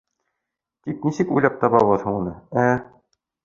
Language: Bashkir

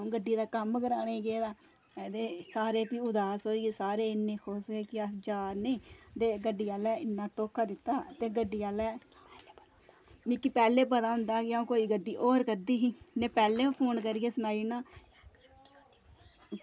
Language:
Dogri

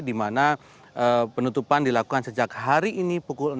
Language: Indonesian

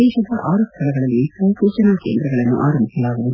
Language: Kannada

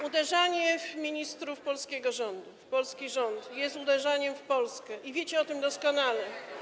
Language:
Polish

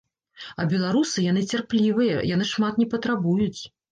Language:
Belarusian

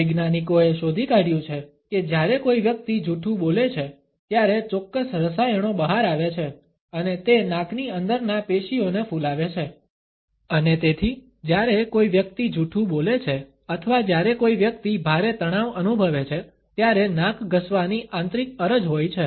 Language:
Gujarati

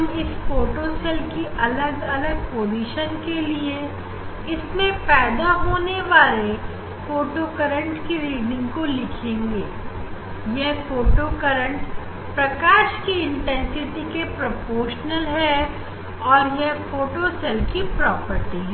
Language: Hindi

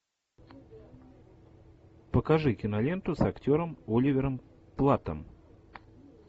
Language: Russian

